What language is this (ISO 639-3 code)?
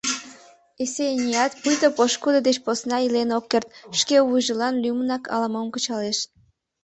chm